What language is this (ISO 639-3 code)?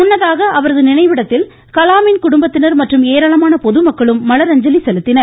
tam